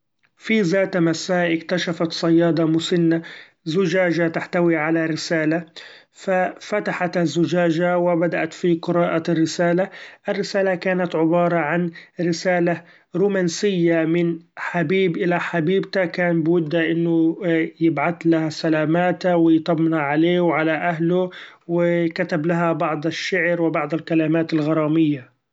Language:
Gulf Arabic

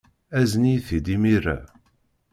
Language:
Kabyle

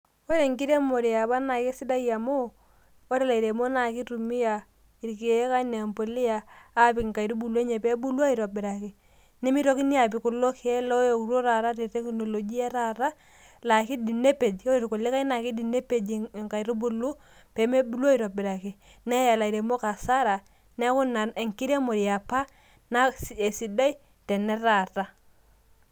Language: Masai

